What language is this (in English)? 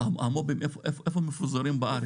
Hebrew